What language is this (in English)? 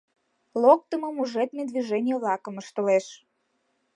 Mari